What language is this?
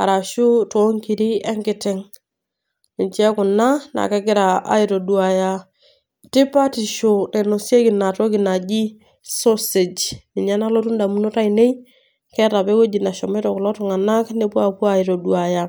Masai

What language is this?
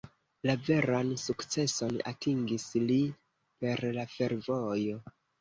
Esperanto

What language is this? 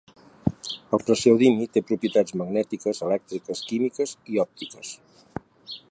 Catalan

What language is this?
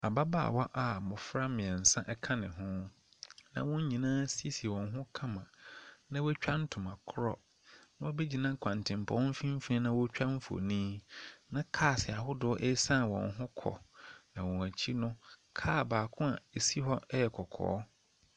Akan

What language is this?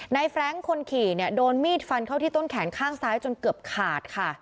Thai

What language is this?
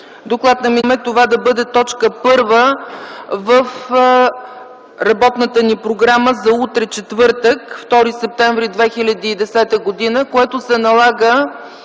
Bulgarian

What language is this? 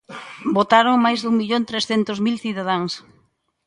Galician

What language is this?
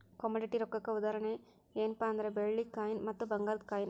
Kannada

